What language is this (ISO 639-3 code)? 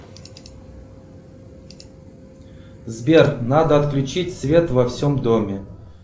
rus